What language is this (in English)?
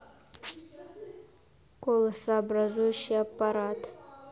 Russian